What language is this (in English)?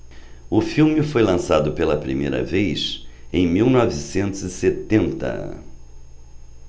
Portuguese